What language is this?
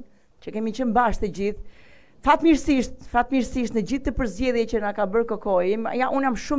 Romanian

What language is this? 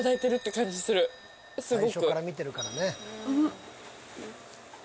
Japanese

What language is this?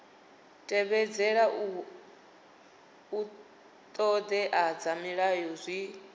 Venda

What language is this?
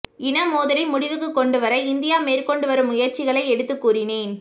Tamil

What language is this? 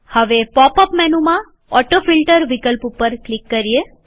Gujarati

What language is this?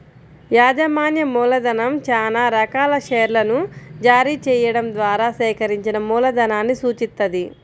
Telugu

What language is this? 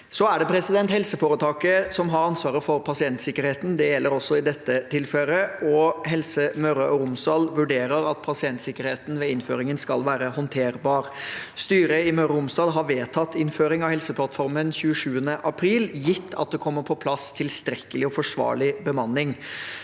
Norwegian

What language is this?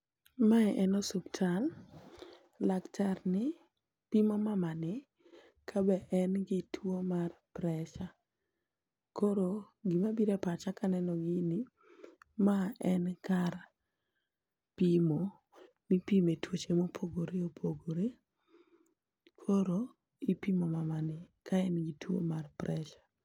Luo (Kenya and Tanzania)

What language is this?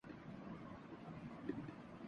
Urdu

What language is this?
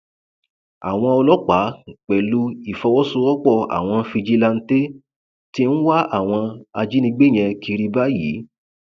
Yoruba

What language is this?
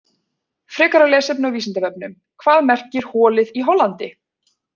Icelandic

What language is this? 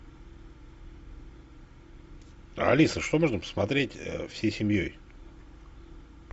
Russian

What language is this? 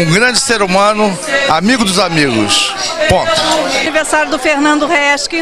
Portuguese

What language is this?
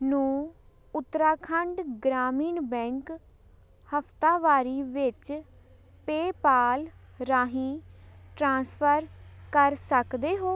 Punjabi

